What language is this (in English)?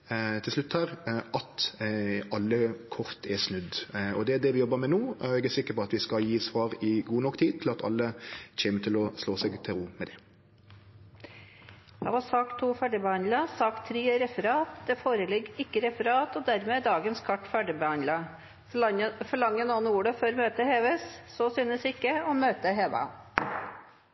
Norwegian Nynorsk